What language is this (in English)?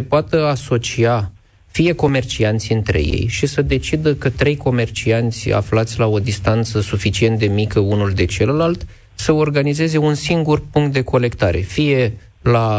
Romanian